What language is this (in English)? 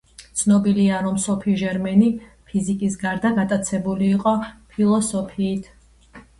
Georgian